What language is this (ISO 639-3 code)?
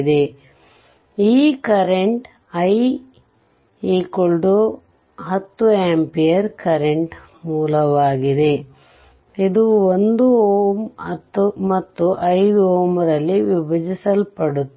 kan